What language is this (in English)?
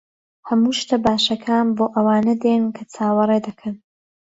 Central Kurdish